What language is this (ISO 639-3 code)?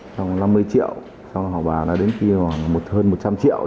vie